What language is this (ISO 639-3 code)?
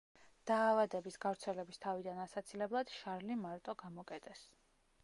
kat